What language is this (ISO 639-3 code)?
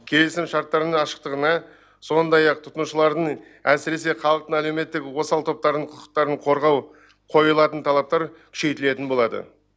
kaz